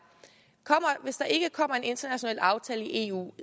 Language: Danish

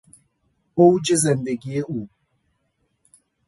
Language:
Persian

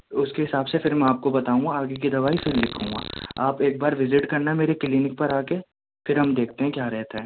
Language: Urdu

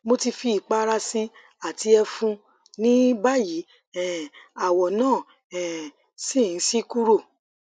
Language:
Yoruba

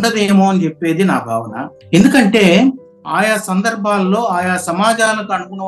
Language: Telugu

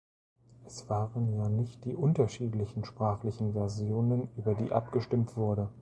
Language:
German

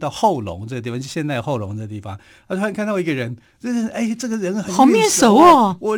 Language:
Chinese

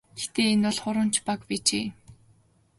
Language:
Mongolian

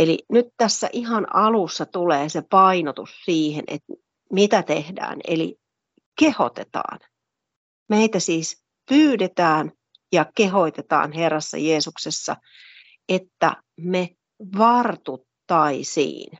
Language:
Finnish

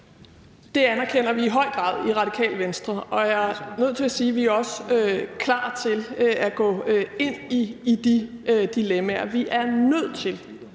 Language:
Danish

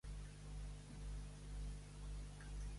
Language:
Catalan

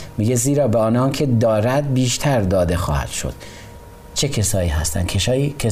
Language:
Persian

